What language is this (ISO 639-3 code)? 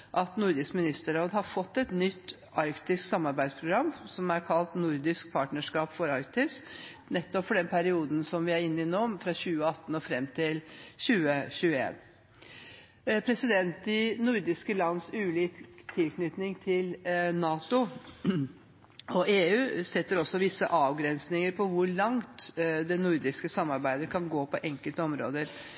nob